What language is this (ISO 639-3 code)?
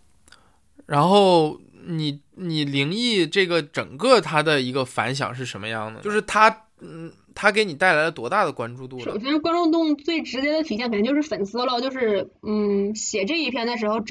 zho